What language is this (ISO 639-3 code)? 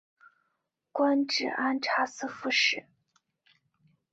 zho